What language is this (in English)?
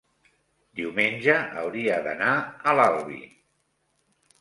Catalan